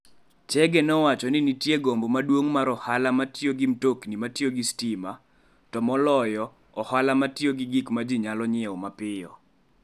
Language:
Luo (Kenya and Tanzania)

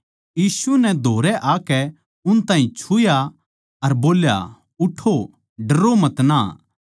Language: Haryanvi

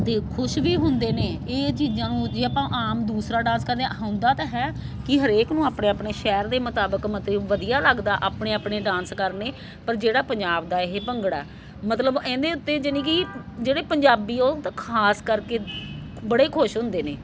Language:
Punjabi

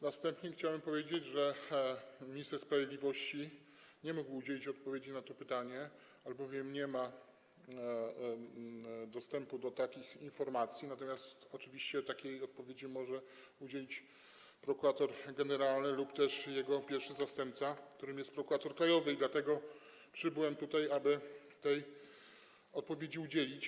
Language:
Polish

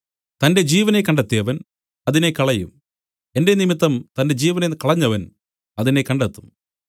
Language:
Malayalam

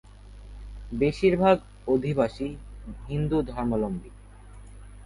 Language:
Bangla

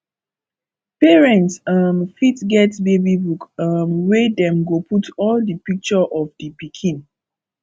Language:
Nigerian Pidgin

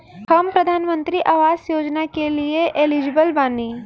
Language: Bhojpuri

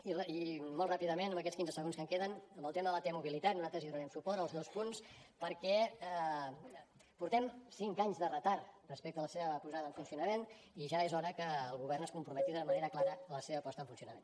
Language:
Catalan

